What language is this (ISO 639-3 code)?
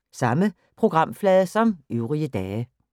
dan